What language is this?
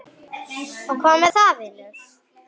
Icelandic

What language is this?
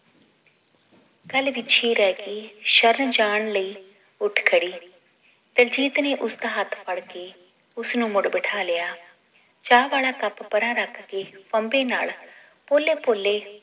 Punjabi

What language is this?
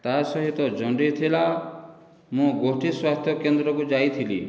Odia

